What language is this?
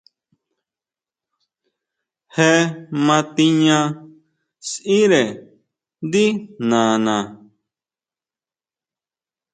Huautla Mazatec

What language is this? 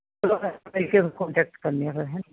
Punjabi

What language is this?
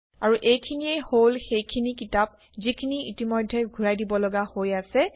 Assamese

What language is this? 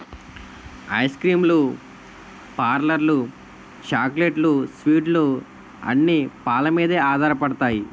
Telugu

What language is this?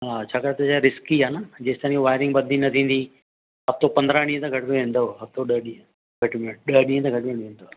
Sindhi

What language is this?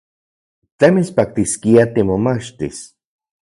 Central Puebla Nahuatl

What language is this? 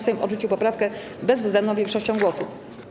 Polish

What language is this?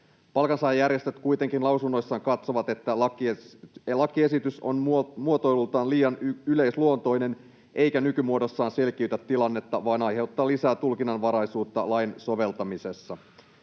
Finnish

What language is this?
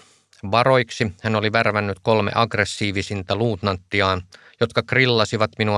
Finnish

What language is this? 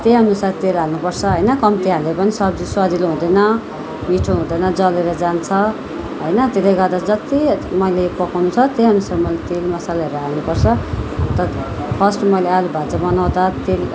Nepali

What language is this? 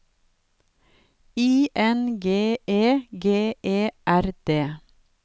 Norwegian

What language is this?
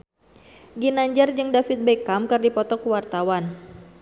Sundanese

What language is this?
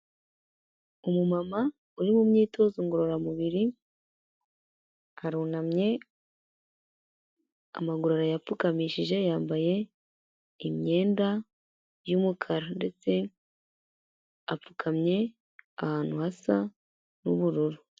Kinyarwanda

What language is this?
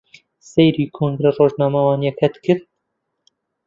Central Kurdish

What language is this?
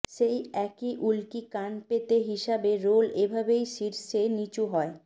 Bangla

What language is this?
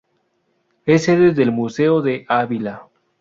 Spanish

